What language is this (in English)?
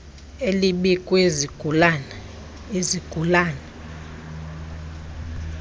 Xhosa